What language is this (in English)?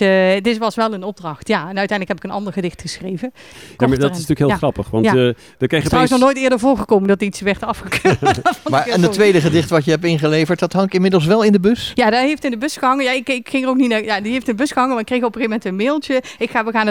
Dutch